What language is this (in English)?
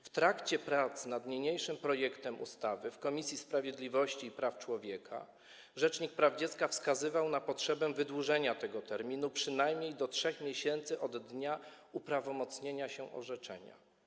Polish